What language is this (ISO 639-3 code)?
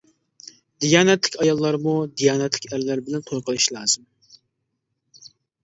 uig